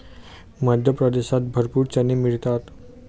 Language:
Marathi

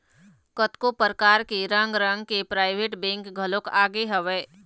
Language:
Chhattisgarhi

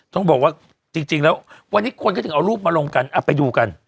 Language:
Thai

